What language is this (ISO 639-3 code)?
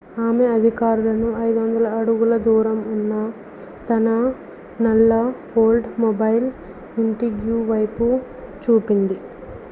tel